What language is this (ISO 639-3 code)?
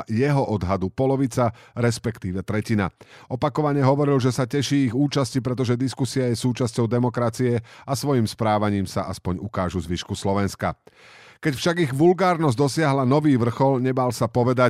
slk